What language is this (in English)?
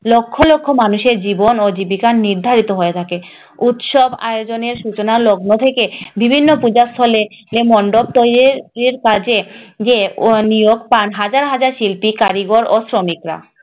Bangla